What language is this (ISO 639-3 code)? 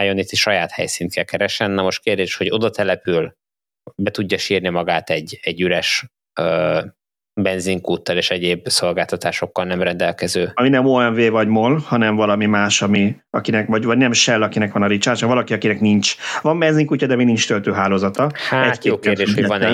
hun